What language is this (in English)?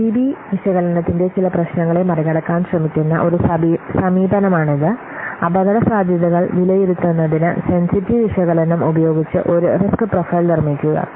Malayalam